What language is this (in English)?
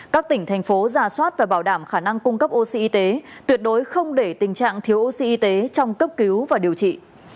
Vietnamese